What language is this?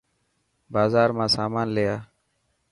Dhatki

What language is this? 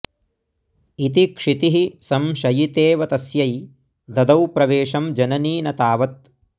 Sanskrit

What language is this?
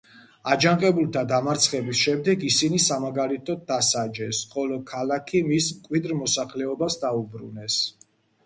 Georgian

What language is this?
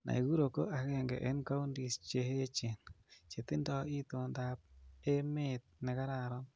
Kalenjin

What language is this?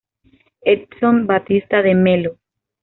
Spanish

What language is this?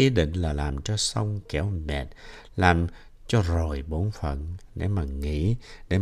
Vietnamese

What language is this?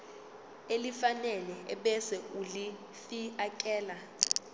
Zulu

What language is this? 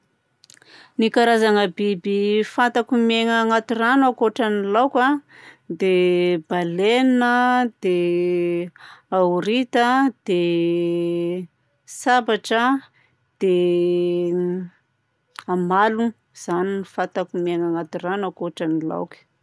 Southern Betsimisaraka Malagasy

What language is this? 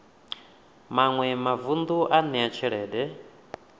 Venda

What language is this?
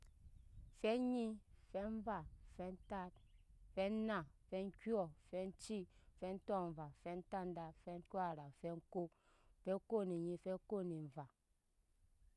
Nyankpa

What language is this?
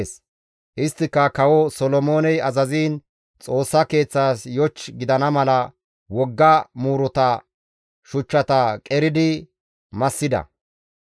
Gamo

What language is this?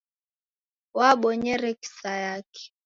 Taita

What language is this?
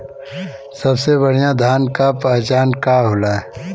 Bhojpuri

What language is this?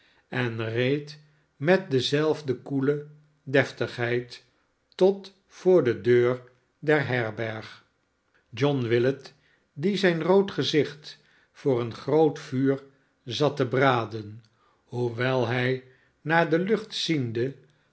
Dutch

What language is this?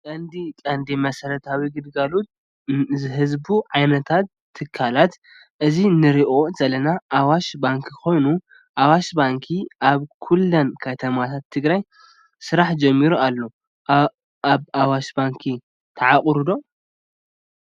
Tigrinya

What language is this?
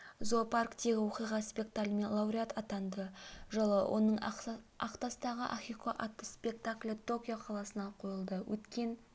Kazakh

